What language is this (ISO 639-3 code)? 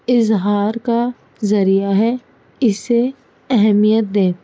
urd